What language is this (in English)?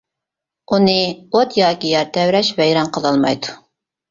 Uyghur